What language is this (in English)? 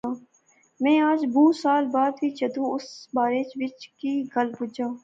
Pahari-Potwari